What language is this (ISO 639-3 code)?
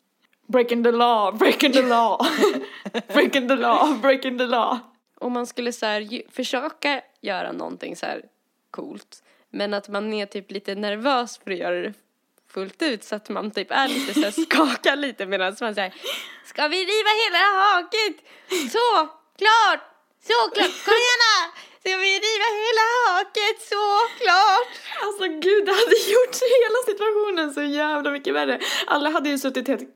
swe